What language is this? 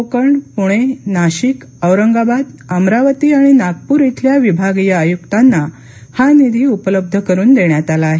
Marathi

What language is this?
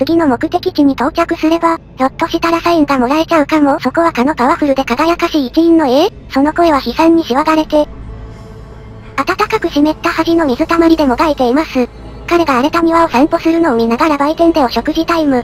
Japanese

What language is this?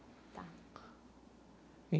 Portuguese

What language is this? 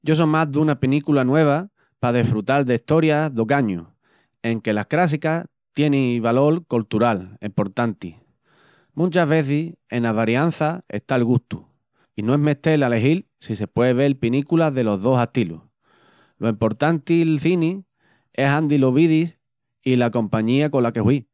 Extremaduran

